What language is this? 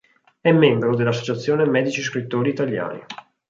Italian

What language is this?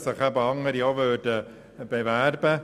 Swiss German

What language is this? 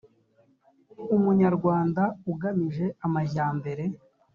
Kinyarwanda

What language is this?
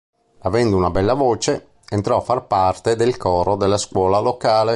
Italian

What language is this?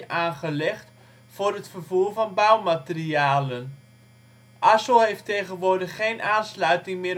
Dutch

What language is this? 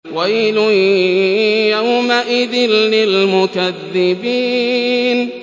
Arabic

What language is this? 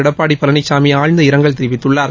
Tamil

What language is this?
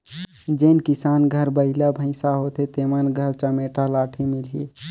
Chhattisgarhi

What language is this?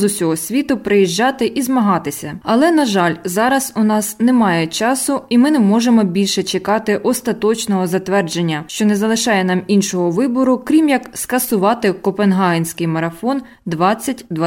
Ukrainian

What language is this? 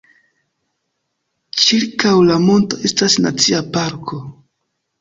Esperanto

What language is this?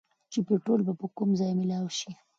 Pashto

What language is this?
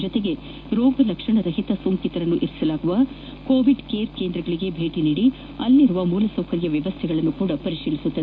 Kannada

